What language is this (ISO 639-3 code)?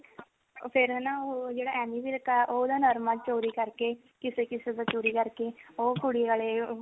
pan